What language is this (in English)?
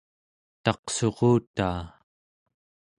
Central Yupik